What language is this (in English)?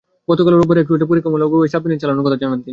Bangla